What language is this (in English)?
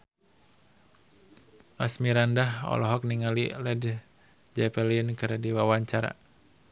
Sundanese